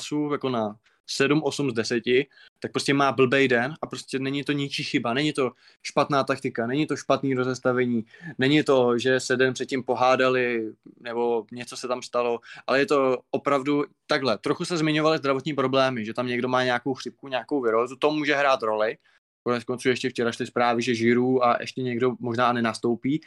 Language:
Czech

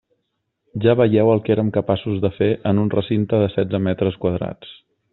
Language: Catalan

